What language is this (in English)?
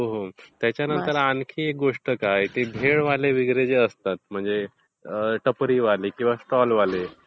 Marathi